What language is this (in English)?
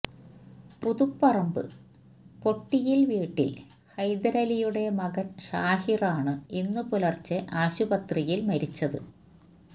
Malayalam